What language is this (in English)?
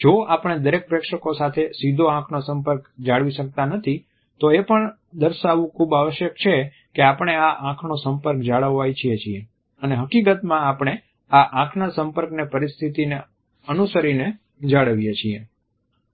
Gujarati